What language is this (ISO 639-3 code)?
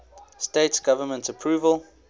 eng